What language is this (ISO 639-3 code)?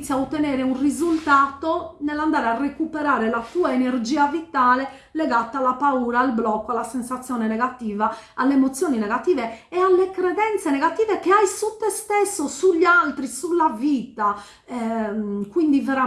ita